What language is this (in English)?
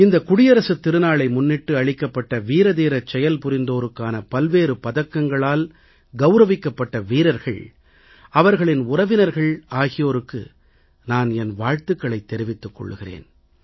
Tamil